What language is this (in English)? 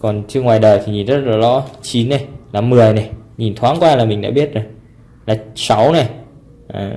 Vietnamese